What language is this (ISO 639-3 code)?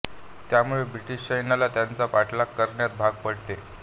mar